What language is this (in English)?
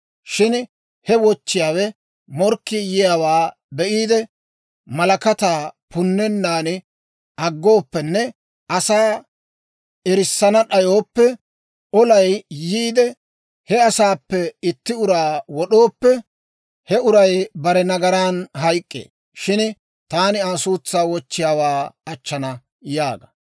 Dawro